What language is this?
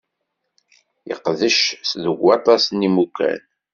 Kabyle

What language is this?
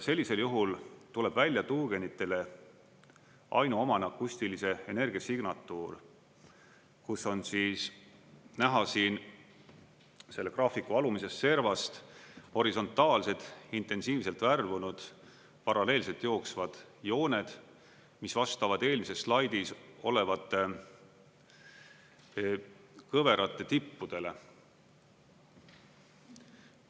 Estonian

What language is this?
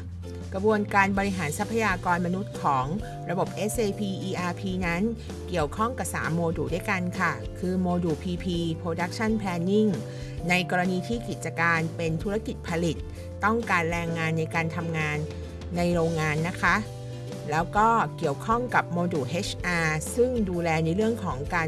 Thai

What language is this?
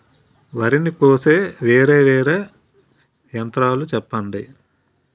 Telugu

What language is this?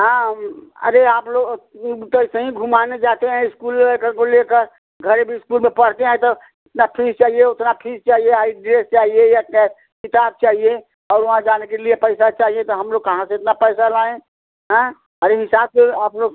Hindi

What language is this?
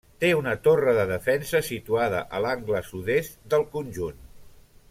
Catalan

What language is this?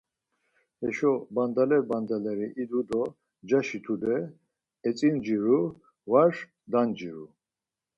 Laz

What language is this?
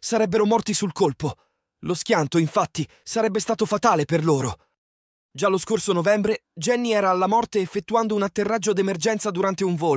Italian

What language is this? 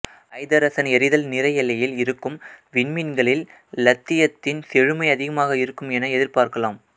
Tamil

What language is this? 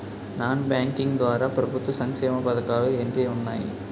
Telugu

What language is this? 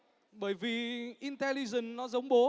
Vietnamese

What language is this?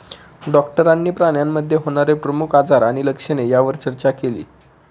Marathi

